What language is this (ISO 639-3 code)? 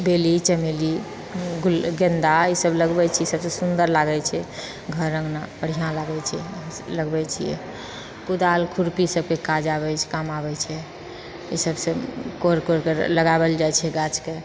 mai